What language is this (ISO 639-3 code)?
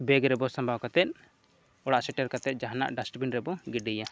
sat